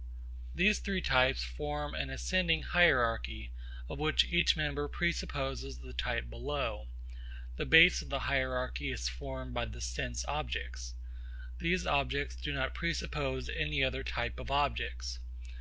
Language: English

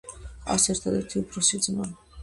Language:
Georgian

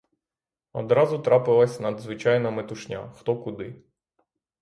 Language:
Ukrainian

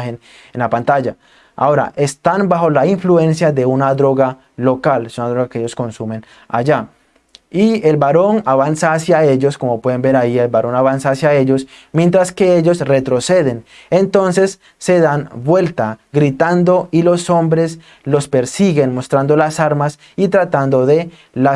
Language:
Spanish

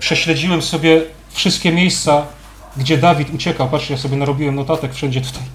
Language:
Polish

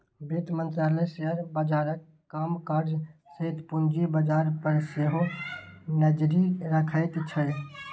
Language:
Maithili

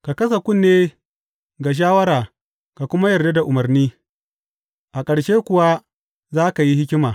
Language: Hausa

